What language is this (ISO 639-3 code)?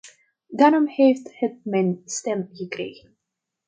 nld